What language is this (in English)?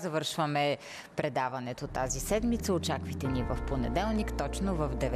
Bulgarian